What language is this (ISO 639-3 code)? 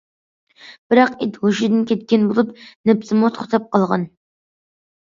uig